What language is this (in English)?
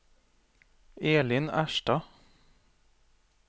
Norwegian